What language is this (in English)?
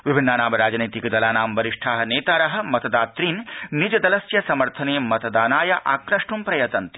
Sanskrit